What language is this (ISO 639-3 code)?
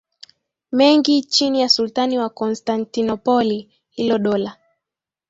swa